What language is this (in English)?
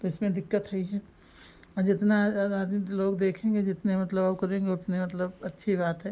Hindi